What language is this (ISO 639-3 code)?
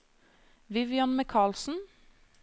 nor